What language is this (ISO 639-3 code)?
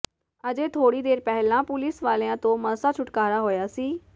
pan